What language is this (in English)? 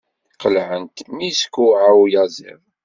Kabyle